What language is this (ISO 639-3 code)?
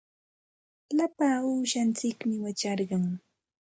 qxt